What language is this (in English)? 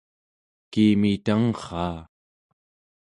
Central Yupik